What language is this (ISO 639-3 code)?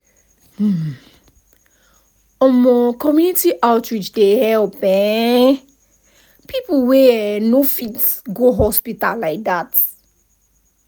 pcm